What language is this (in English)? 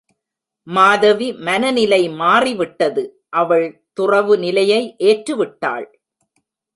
Tamil